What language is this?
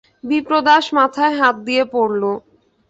Bangla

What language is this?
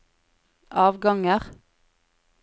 Norwegian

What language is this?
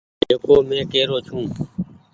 Goaria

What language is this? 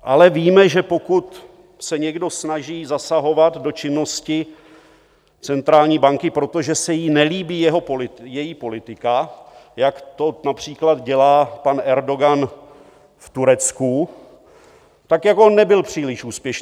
Czech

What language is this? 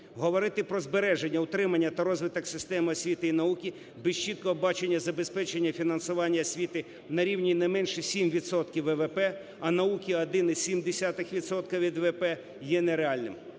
Ukrainian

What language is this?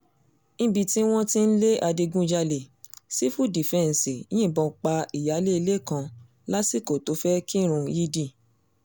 Yoruba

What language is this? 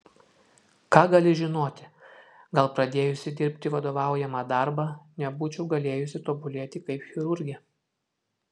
Lithuanian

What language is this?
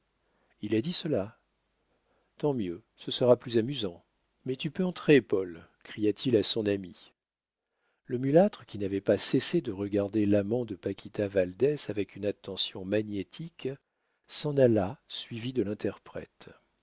French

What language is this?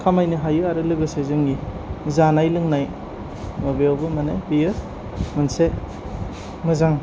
Bodo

